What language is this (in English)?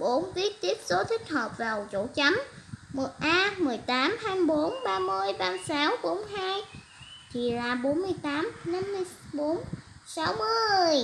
Vietnamese